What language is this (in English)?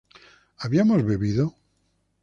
Spanish